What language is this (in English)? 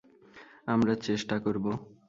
Bangla